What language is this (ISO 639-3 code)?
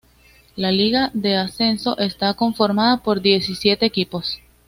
spa